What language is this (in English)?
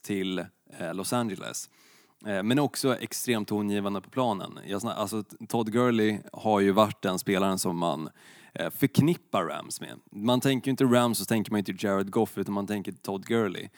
Swedish